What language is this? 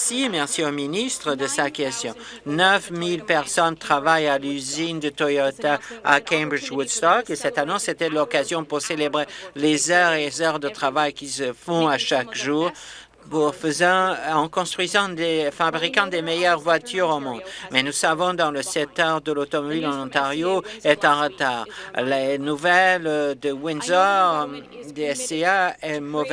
French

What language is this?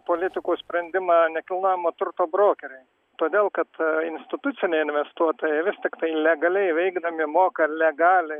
Lithuanian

